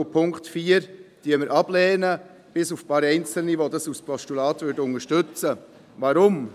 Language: Swiss German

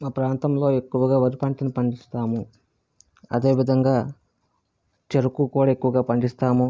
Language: Telugu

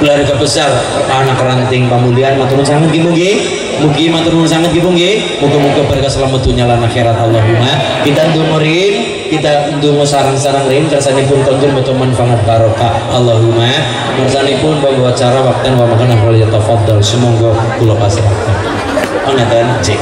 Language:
Indonesian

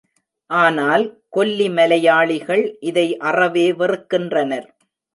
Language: Tamil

